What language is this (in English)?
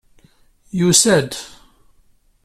Kabyle